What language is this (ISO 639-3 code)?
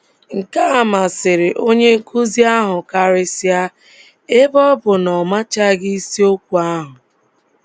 ibo